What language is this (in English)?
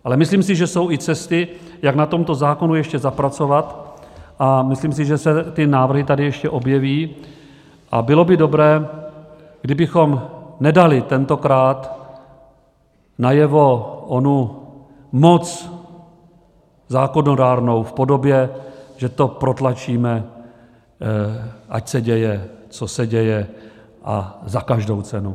Czech